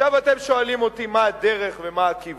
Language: Hebrew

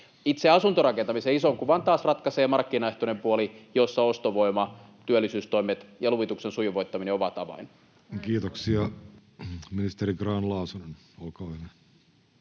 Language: Finnish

